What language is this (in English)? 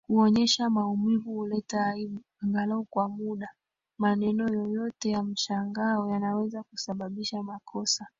Swahili